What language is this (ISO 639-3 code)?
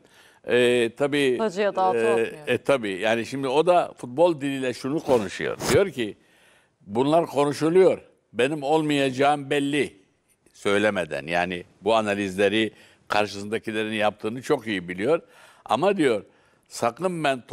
tur